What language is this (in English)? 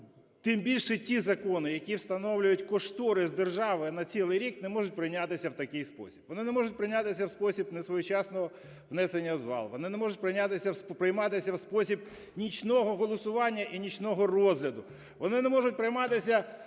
Ukrainian